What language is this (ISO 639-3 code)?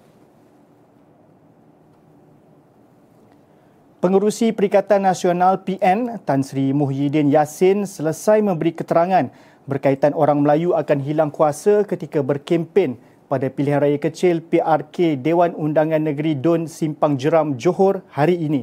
msa